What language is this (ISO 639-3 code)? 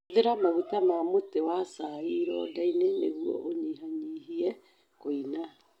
kik